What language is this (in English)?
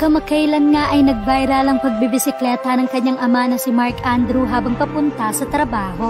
Filipino